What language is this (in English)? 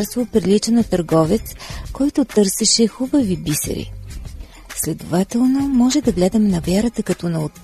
Bulgarian